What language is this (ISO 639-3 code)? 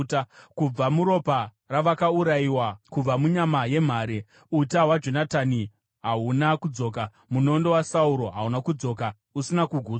sna